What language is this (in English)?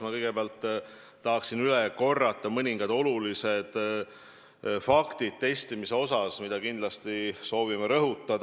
Estonian